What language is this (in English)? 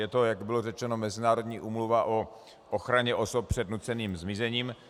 Czech